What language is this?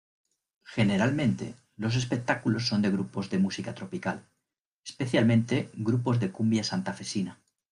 Spanish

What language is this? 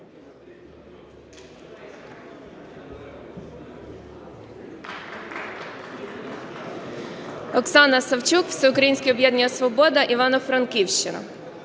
Ukrainian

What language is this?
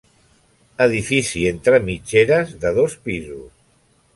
Catalan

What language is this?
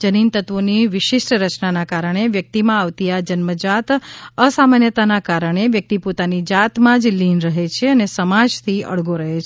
Gujarati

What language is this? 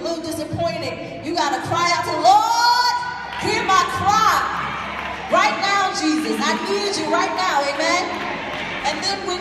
English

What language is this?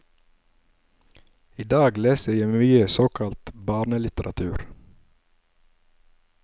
Norwegian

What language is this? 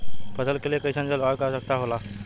Bhojpuri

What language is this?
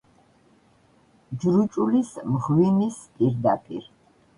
Georgian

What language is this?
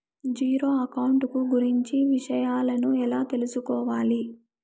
Telugu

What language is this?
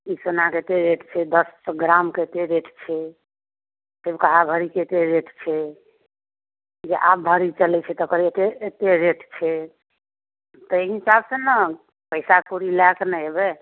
Maithili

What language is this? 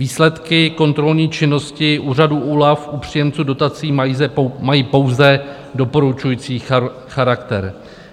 Czech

